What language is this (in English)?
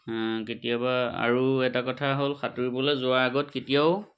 Assamese